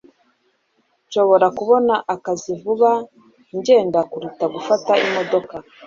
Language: Kinyarwanda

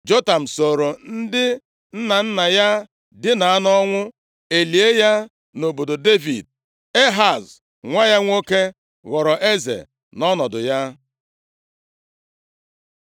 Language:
Igbo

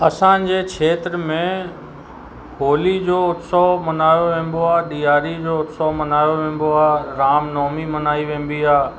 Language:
Sindhi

